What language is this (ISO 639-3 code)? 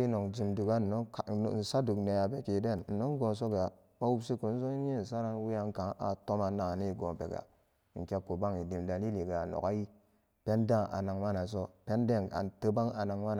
ccg